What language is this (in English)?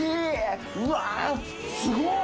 Japanese